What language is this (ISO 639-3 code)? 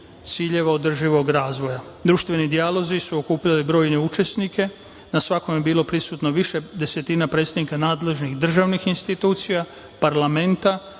srp